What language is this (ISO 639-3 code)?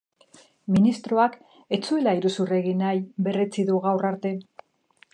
eus